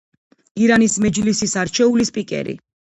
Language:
Georgian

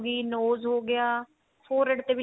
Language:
Punjabi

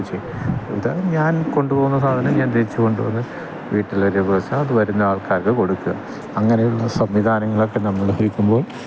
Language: Malayalam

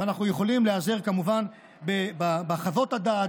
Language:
Hebrew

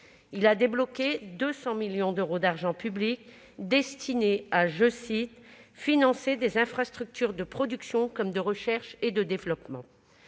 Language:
French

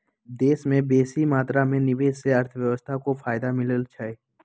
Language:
Magahi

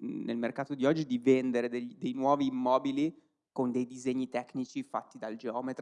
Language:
Italian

